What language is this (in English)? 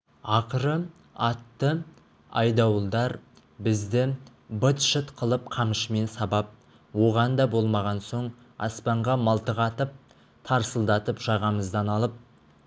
Kazakh